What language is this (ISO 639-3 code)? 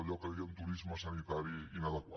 cat